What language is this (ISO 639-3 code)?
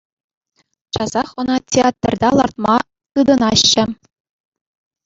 chv